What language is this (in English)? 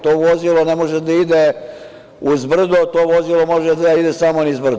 Serbian